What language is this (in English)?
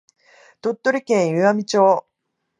Japanese